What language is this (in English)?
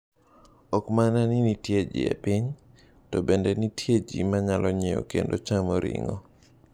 Luo (Kenya and Tanzania)